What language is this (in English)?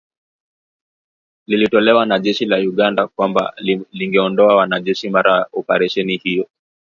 Swahili